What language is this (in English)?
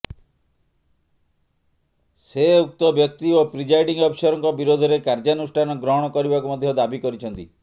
Odia